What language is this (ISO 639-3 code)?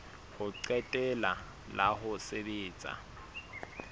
sot